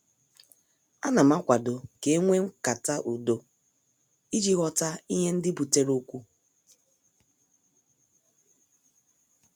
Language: Igbo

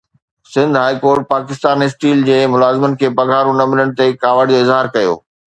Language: Sindhi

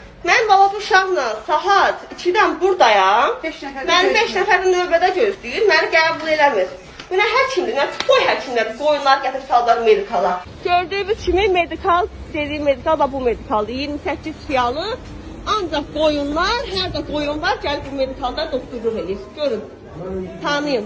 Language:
Turkish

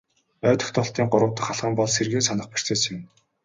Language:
Mongolian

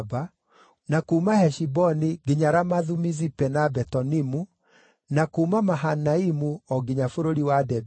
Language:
Kikuyu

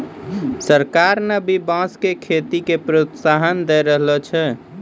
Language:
Maithili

